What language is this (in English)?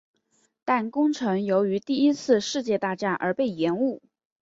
Chinese